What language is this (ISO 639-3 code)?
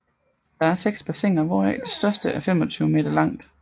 dan